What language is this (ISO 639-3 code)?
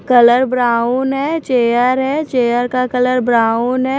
hin